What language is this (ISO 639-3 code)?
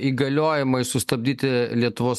lit